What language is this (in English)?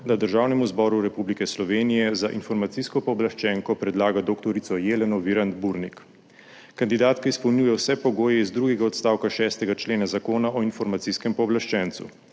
Slovenian